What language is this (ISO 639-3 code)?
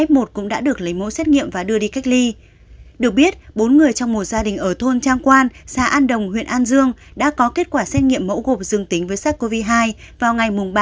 vie